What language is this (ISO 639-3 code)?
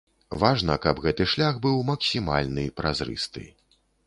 bel